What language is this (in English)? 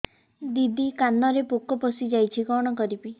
Odia